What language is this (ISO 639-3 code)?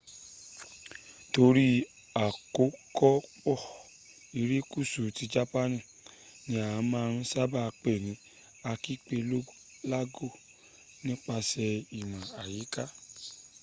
yor